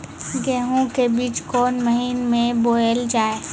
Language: Maithili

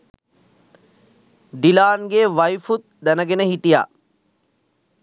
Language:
Sinhala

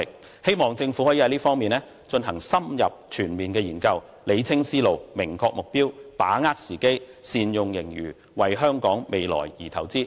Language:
Cantonese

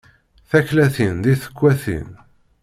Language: Kabyle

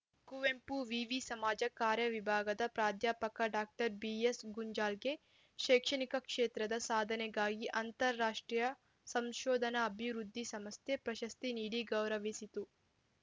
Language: Kannada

